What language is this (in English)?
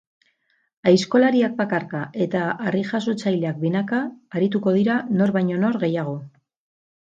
Basque